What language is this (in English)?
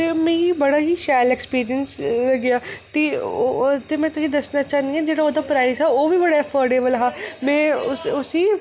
Dogri